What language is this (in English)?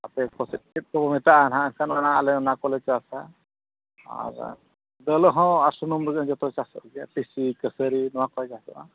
Santali